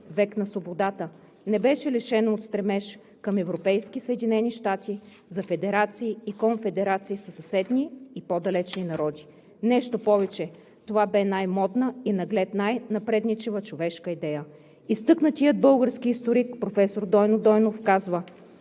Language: Bulgarian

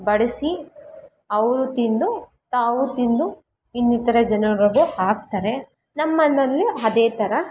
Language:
Kannada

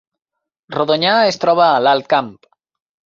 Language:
Catalan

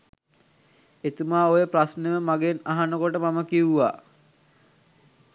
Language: Sinhala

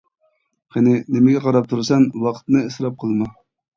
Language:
Uyghur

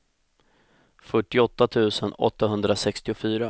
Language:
Swedish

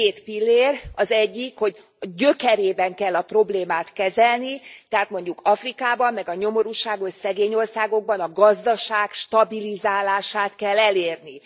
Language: Hungarian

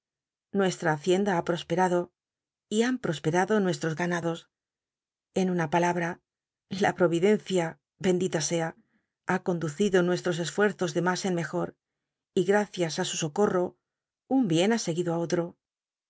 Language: Spanish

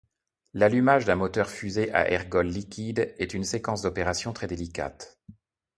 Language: French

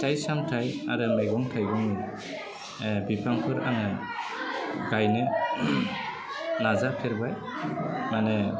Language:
Bodo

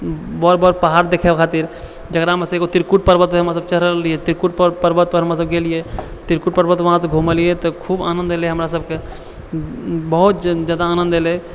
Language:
Maithili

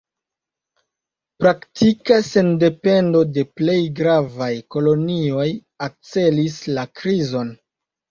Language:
Esperanto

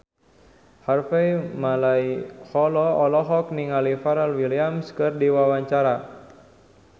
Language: Sundanese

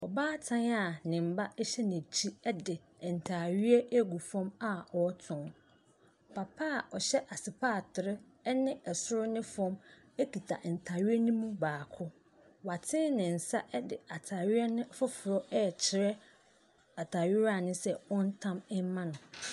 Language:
Akan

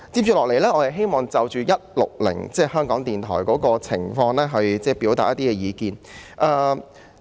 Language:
Cantonese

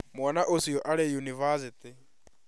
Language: Kikuyu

